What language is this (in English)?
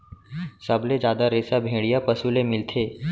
Chhattisgarhi